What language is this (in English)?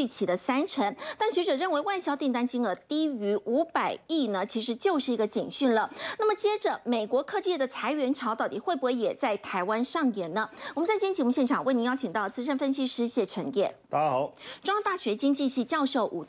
Chinese